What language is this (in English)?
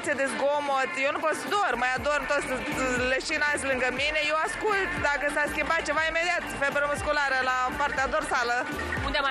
Romanian